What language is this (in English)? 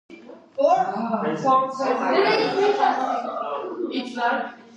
Georgian